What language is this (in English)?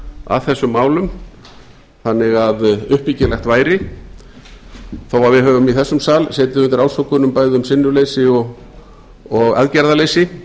Icelandic